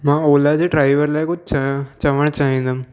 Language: Sindhi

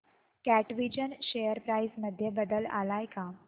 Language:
Marathi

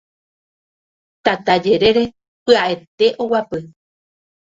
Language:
Guarani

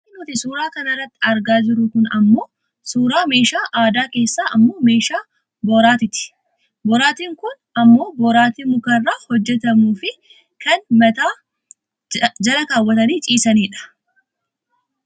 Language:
Oromo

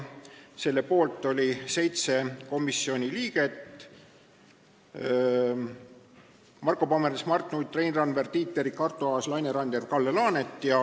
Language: Estonian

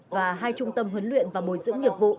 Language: Vietnamese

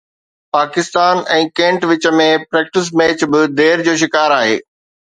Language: Sindhi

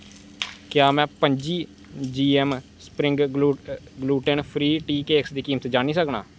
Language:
Dogri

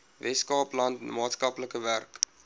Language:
Afrikaans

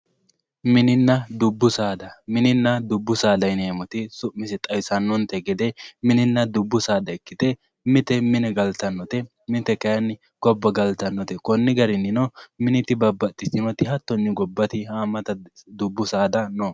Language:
Sidamo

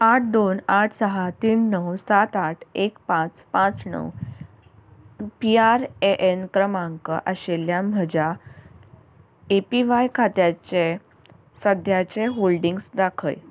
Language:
Konkani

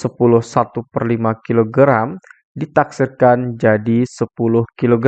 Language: Indonesian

